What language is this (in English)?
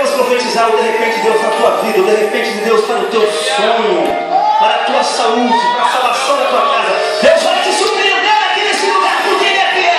Romanian